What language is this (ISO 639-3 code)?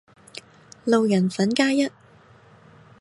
yue